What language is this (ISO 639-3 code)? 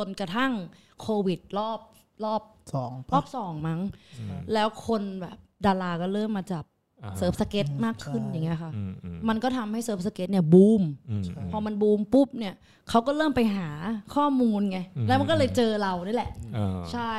tha